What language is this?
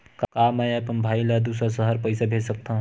Chhattisgarhi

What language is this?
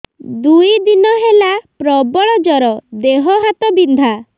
Odia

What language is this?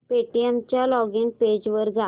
Marathi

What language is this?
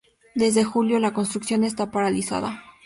Spanish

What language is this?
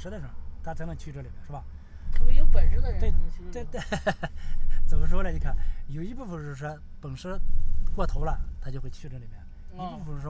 Chinese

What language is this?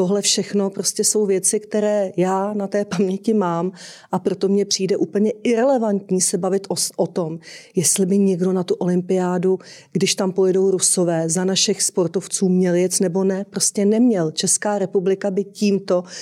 Czech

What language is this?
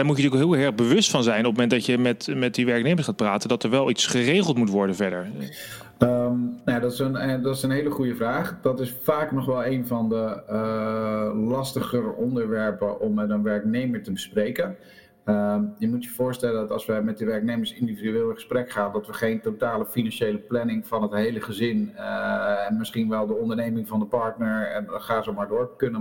Dutch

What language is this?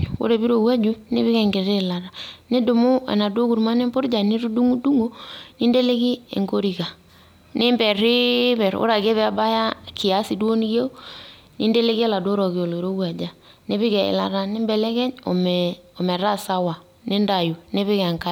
Masai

